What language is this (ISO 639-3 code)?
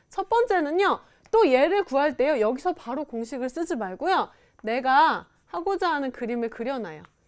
kor